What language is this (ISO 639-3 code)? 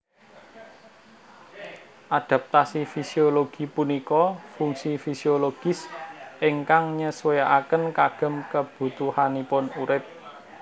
jav